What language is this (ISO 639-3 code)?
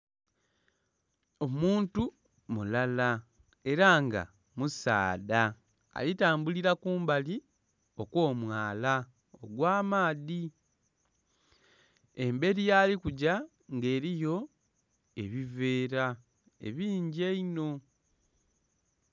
xog